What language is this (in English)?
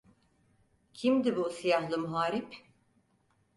Turkish